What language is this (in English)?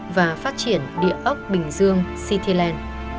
Vietnamese